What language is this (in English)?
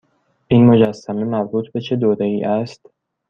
Persian